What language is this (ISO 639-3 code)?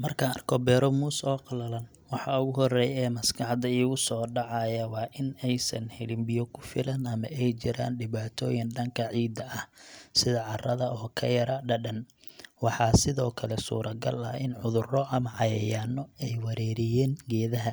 som